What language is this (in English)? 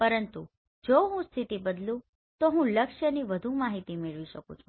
Gujarati